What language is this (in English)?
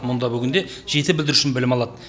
Kazakh